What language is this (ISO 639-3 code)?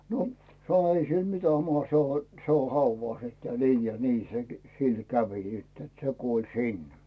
fin